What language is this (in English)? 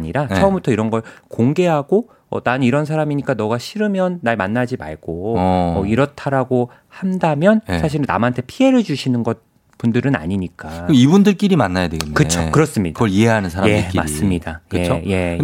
Korean